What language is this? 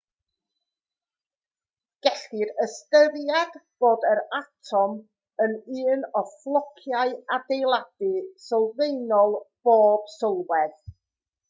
Welsh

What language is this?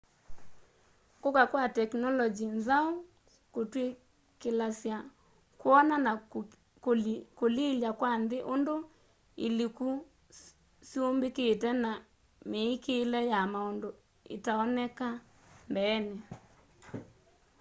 Kamba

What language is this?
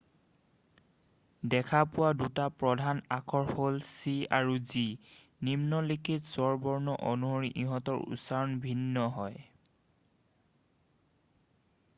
Assamese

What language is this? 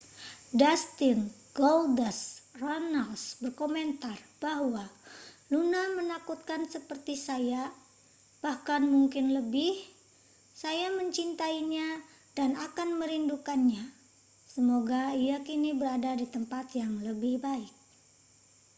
Indonesian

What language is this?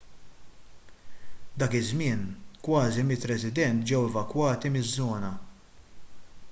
Maltese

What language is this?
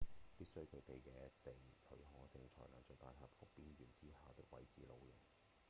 Cantonese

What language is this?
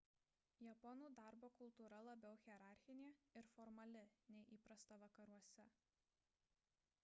Lithuanian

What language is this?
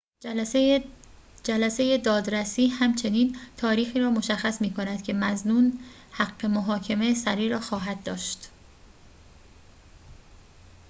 Persian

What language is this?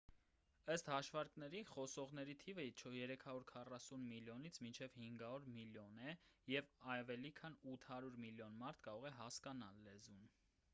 Armenian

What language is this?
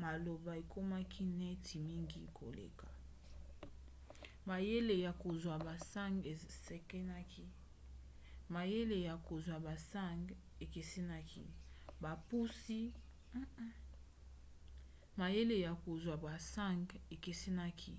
Lingala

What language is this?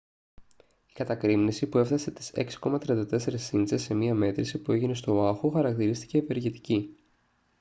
Greek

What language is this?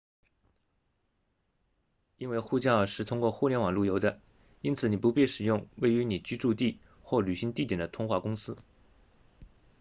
Chinese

